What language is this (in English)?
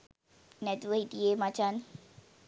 Sinhala